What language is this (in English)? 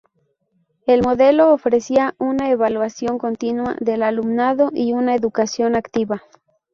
Spanish